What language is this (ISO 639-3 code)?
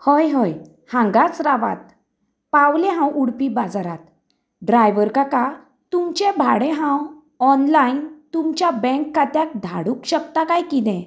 kok